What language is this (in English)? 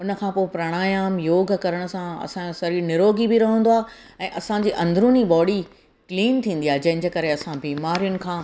Sindhi